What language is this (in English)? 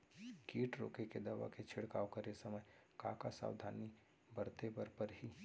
Chhattisgarhi